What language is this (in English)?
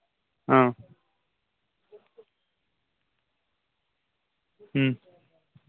Kashmiri